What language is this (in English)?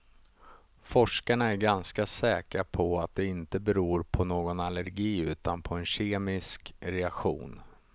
Swedish